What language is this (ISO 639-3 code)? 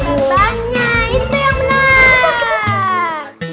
ind